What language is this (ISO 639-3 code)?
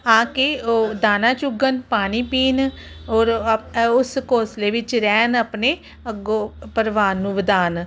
pan